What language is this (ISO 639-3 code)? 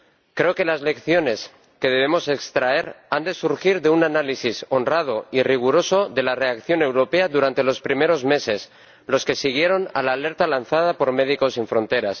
spa